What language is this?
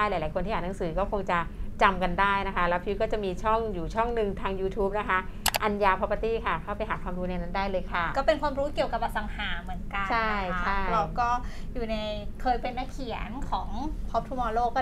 Thai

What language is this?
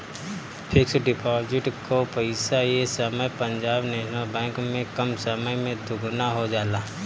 Bhojpuri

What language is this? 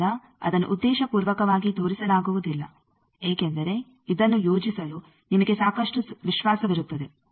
Kannada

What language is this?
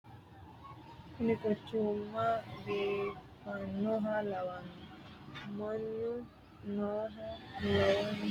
Sidamo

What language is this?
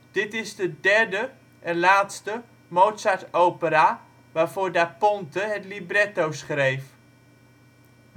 Dutch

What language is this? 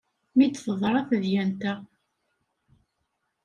Kabyle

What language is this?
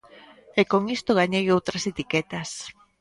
Galician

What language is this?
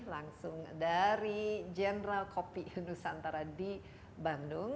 Indonesian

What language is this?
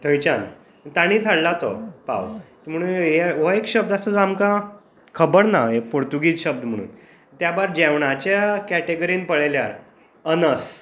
Konkani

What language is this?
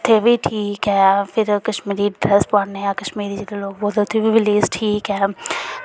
Dogri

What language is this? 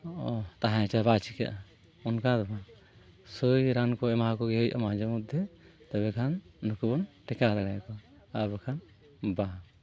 Santali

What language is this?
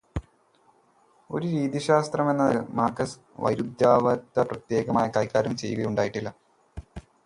Malayalam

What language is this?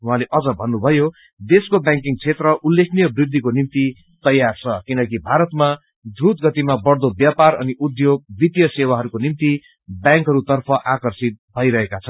Nepali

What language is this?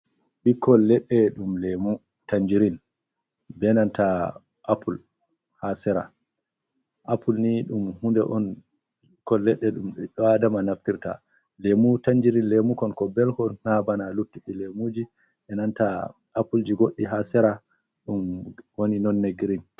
Fula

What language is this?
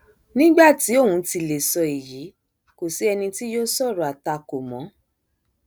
Yoruba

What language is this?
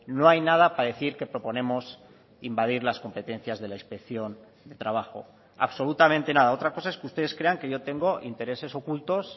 Spanish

